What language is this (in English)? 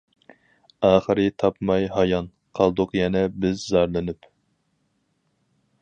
Uyghur